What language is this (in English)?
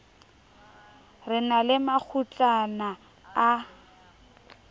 Southern Sotho